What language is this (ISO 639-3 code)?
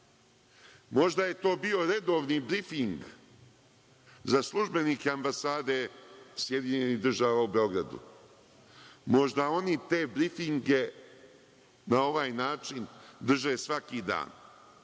srp